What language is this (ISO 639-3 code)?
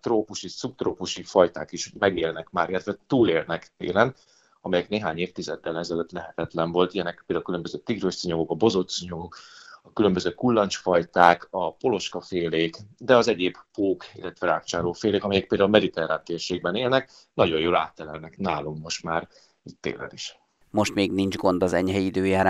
hun